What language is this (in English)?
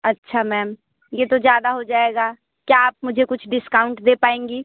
Hindi